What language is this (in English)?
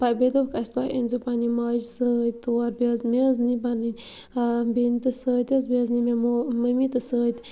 Kashmiri